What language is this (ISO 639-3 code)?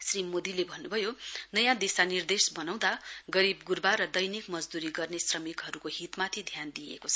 nep